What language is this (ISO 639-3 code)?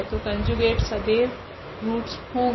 hin